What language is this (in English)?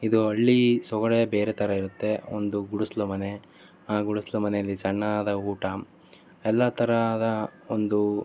Kannada